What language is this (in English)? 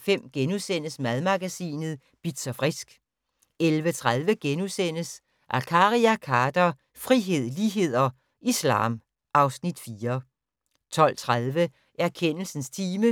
Danish